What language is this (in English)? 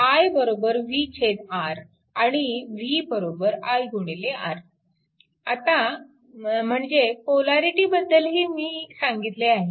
Marathi